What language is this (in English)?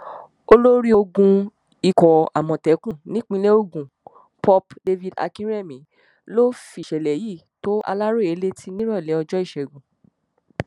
Yoruba